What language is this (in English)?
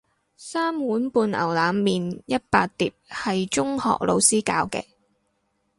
Cantonese